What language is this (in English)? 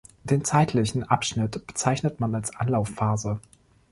German